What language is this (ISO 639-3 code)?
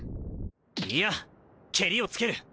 jpn